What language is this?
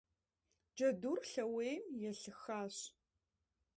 Kabardian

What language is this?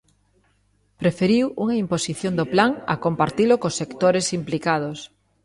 Galician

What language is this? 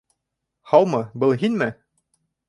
Bashkir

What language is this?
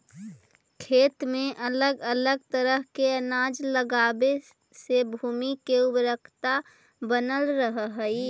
Magahi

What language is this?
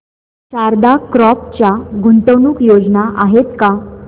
Marathi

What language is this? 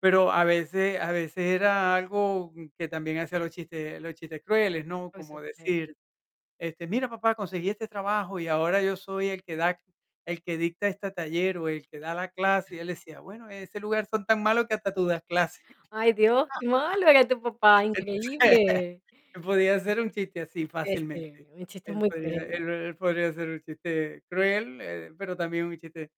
Spanish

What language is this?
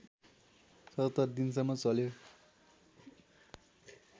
Nepali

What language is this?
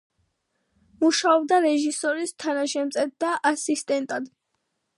Georgian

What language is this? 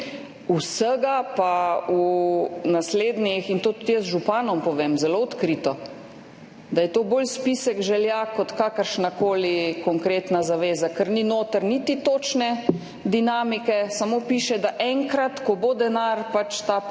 Slovenian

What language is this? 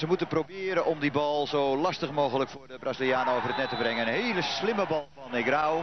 Dutch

